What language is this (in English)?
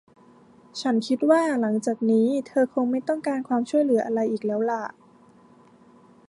Thai